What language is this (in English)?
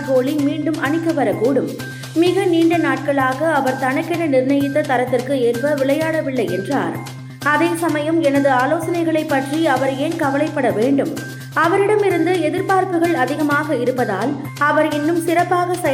Tamil